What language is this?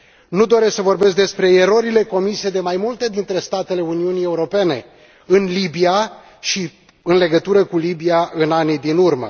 Romanian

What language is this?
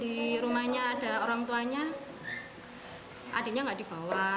Indonesian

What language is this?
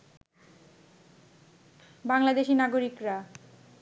Bangla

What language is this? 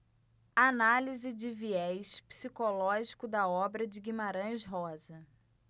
Portuguese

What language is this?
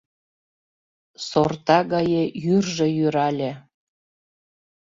Mari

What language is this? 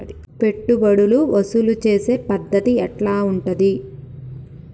Telugu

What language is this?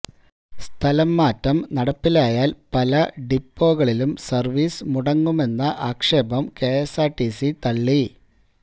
Malayalam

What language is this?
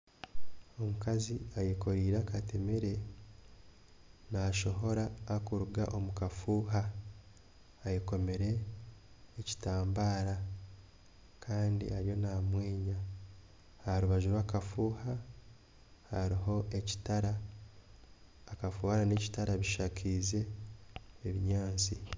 Nyankole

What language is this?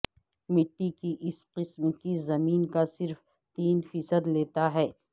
Urdu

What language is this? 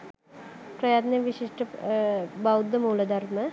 Sinhala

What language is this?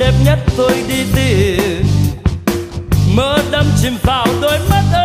Vietnamese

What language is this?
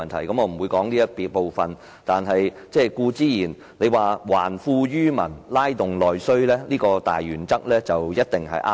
Cantonese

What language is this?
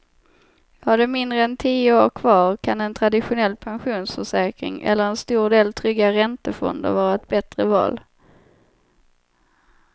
Swedish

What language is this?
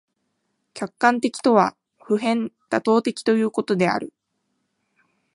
Japanese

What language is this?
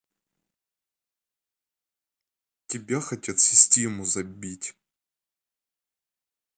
Russian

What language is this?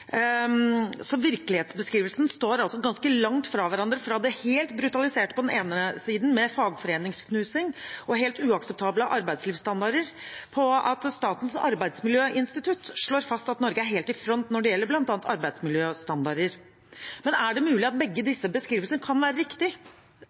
Norwegian Bokmål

